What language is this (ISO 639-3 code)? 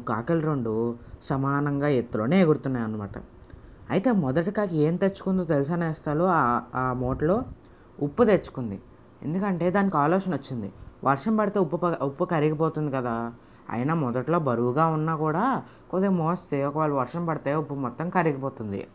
tel